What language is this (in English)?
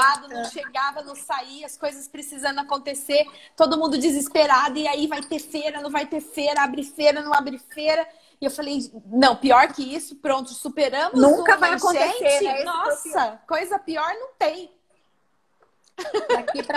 Portuguese